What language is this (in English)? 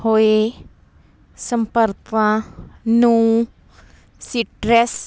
Punjabi